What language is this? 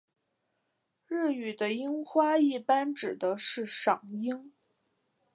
Chinese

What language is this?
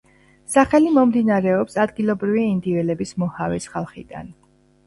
Georgian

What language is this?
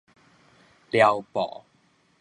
Min Nan Chinese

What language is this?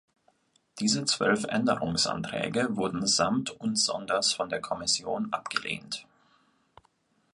German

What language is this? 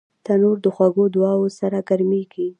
Pashto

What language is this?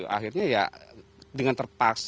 Indonesian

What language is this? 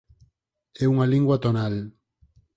Galician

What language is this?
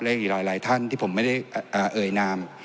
Thai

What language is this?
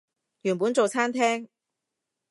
Cantonese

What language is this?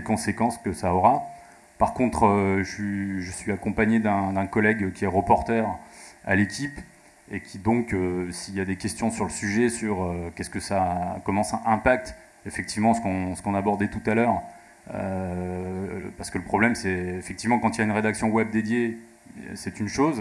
French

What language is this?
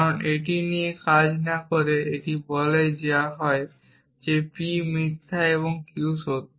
Bangla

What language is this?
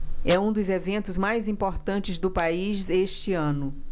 Portuguese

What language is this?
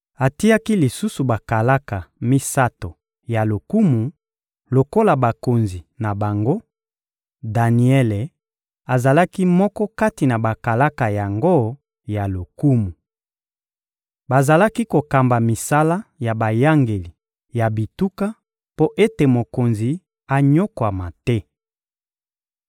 Lingala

